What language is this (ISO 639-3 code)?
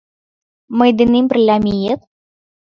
chm